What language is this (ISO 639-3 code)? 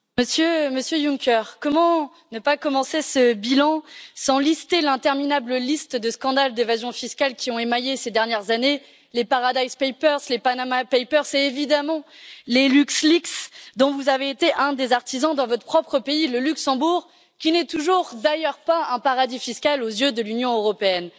fra